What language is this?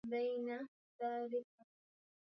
Swahili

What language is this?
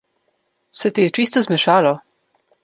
Slovenian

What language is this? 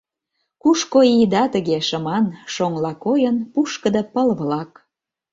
Mari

